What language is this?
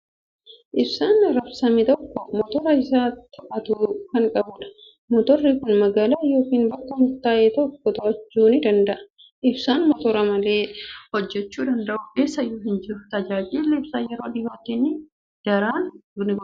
Oromo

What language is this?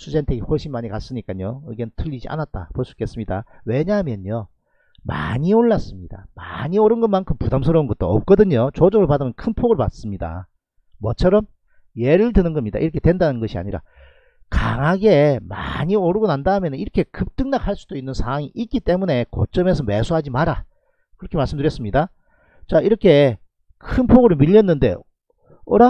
Korean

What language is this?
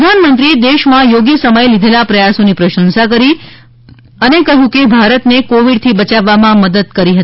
Gujarati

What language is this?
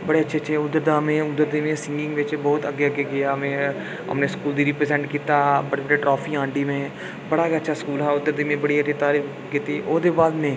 Dogri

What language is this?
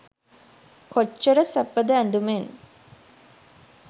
Sinhala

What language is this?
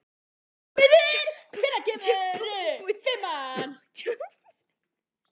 Icelandic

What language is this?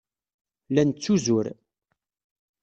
Kabyle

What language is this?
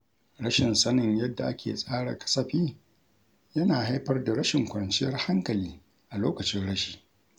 Hausa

